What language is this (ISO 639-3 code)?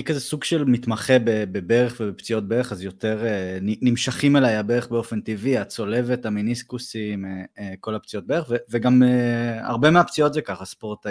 heb